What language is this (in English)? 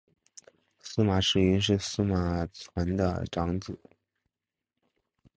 Chinese